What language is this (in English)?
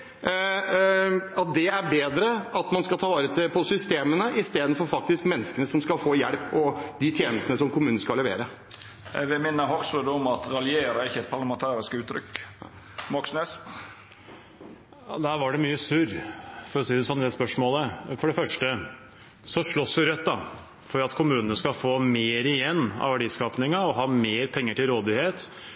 Norwegian